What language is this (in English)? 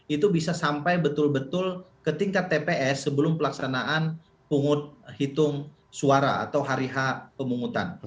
Indonesian